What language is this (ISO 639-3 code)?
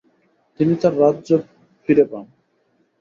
ben